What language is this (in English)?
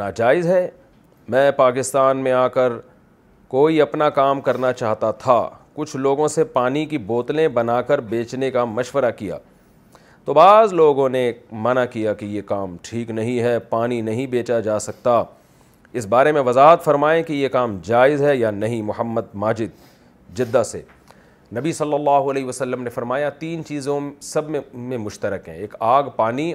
Urdu